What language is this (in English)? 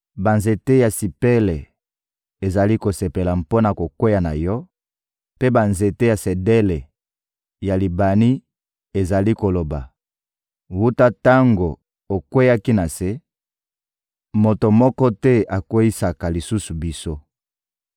Lingala